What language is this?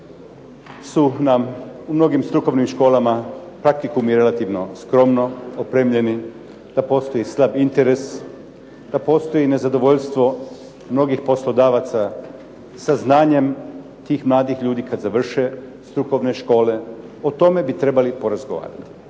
Croatian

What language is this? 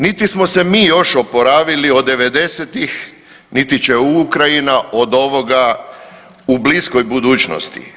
Croatian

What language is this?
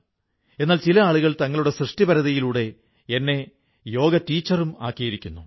Malayalam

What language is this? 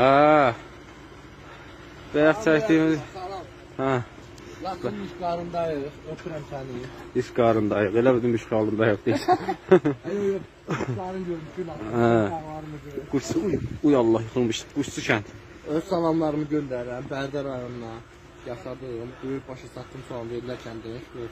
Turkish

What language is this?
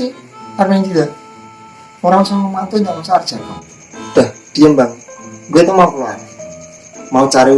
Indonesian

